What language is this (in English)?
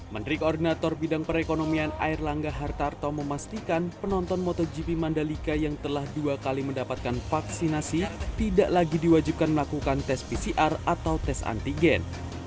Indonesian